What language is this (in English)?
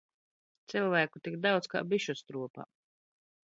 Latvian